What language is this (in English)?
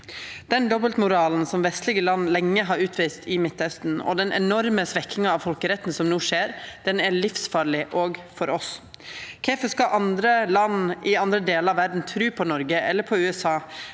Norwegian